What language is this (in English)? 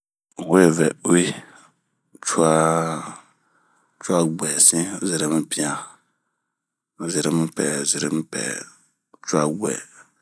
Bomu